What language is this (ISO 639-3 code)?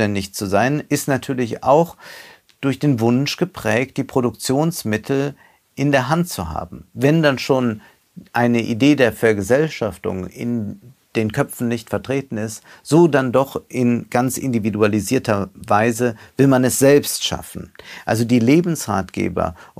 deu